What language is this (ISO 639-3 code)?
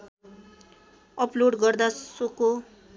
nep